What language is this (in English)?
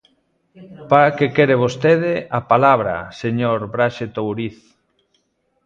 Galician